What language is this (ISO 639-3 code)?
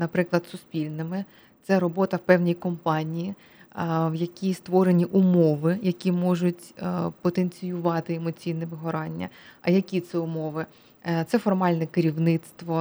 ukr